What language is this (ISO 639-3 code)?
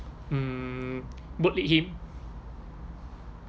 eng